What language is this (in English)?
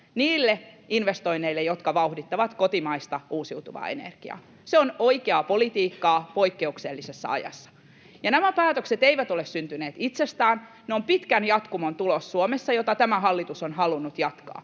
Finnish